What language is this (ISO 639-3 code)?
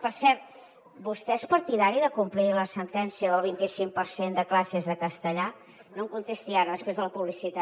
cat